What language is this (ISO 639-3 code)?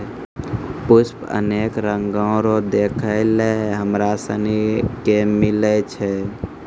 mai